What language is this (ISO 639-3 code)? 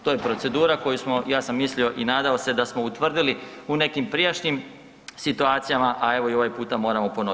hrv